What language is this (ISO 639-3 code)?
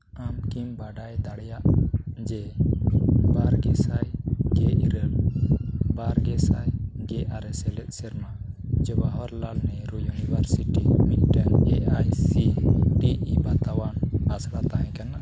sat